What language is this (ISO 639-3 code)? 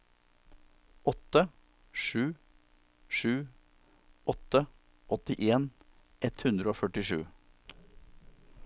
nor